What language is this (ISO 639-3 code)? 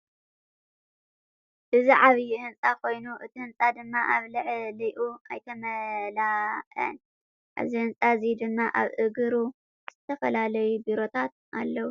tir